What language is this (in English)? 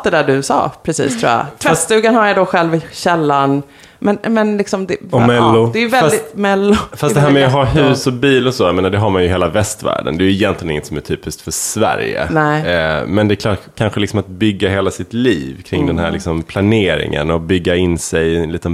Swedish